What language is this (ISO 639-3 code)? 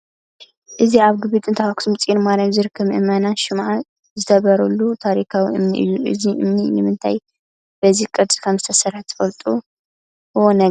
tir